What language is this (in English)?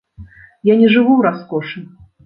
Belarusian